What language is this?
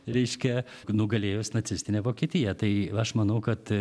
Lithuanian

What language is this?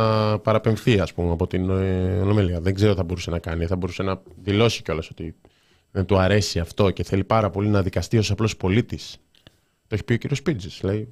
Greek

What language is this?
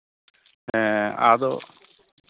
Santali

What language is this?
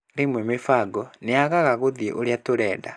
Kikuyu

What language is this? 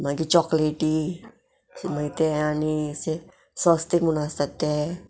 Konkani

